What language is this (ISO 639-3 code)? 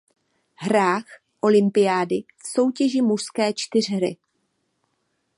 ces